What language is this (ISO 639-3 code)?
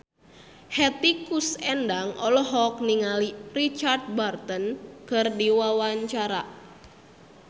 sun